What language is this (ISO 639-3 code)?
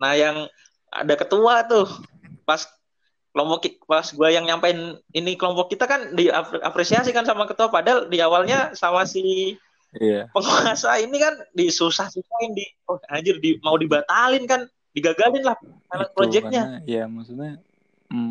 ind